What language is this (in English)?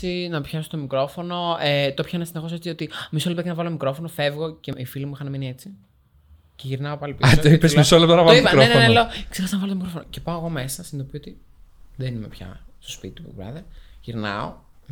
Greek